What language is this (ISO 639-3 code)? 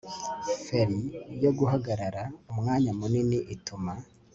kin